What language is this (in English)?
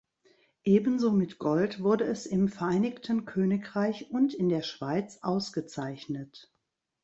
German